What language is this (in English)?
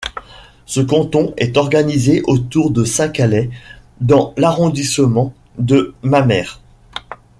French